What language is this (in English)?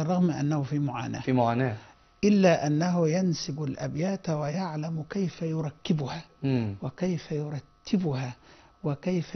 Arabic